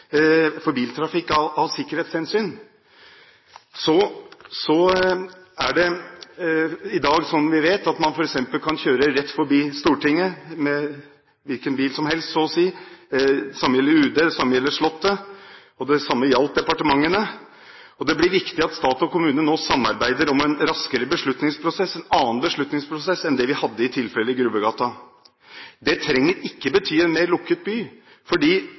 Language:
Norwegian Bokmål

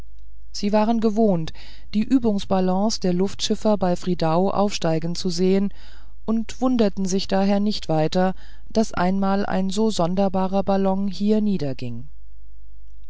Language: German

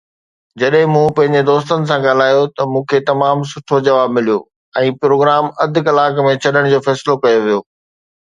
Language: Sindhi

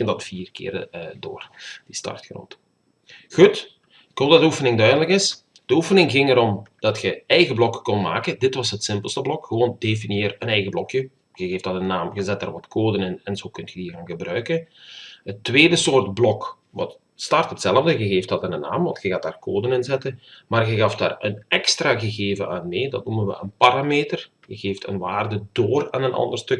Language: Dutch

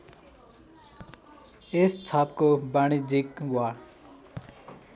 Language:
Nepali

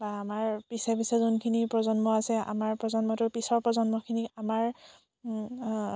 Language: Assamese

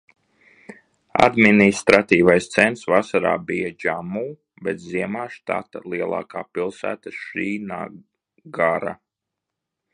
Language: Latvian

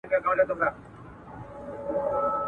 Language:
Pashto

